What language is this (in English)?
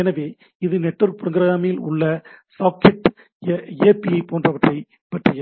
Tamil